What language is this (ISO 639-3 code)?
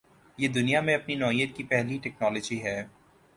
urd